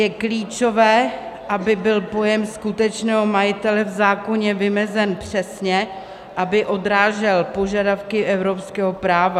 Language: Czech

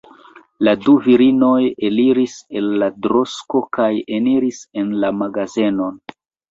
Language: Esperanto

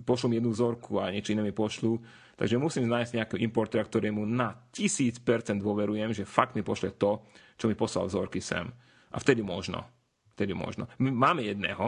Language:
Slovak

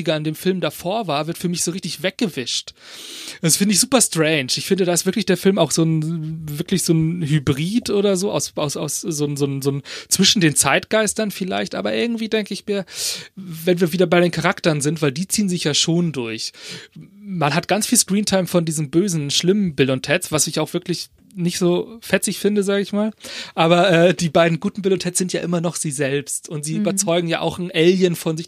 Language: German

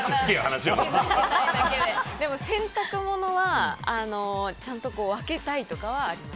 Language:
Japanese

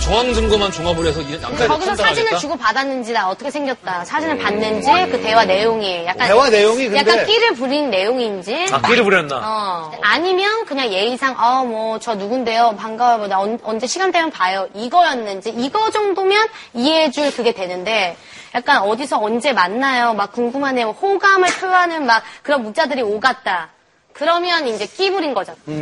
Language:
Korean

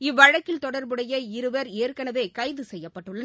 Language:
Tamil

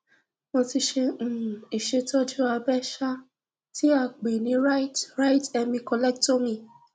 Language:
Yoruba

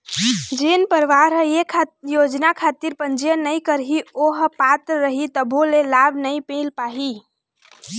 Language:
Chhattisgarhi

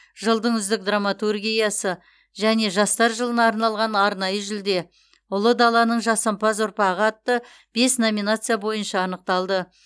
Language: Kazakh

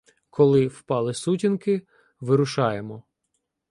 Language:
Ukrainian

